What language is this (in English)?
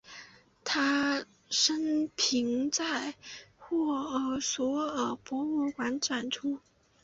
Chinese